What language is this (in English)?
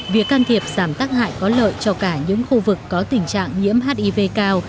Vietnamese